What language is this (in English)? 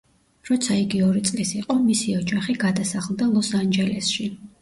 Georgian